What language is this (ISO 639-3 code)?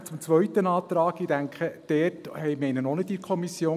gsw